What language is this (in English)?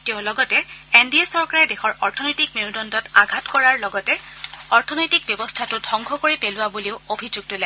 Assamese